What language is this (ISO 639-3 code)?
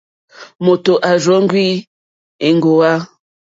bri